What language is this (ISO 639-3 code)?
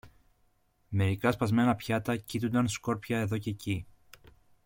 ell